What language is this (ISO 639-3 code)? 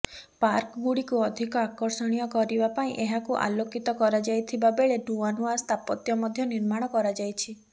ori